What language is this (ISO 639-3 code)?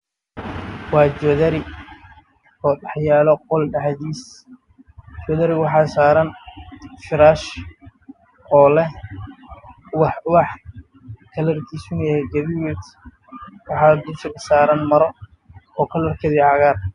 som